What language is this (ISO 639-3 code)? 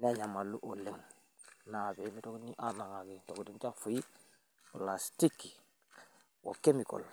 mas